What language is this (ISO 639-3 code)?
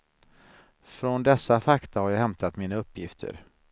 swe